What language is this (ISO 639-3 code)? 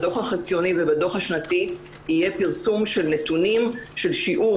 heb